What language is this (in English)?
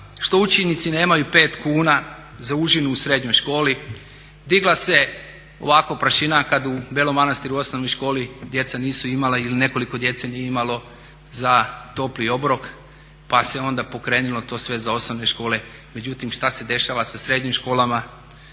Croatian